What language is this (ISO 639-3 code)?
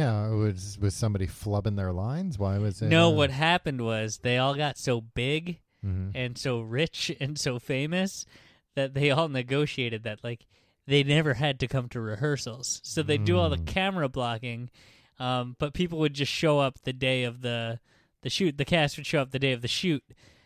eng